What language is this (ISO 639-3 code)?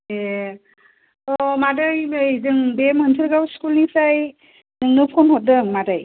brx